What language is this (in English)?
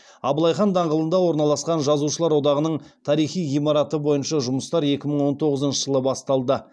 Kazakh